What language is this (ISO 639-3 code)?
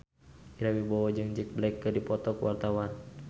sun